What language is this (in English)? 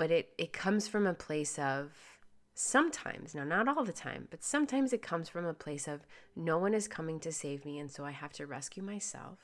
English